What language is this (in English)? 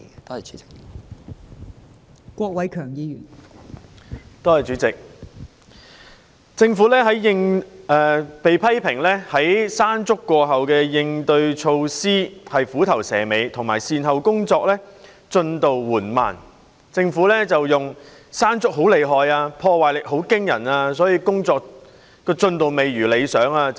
Cantonese